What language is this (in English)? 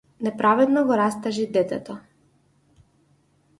Macedonian